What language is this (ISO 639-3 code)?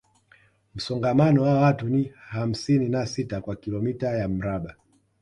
swa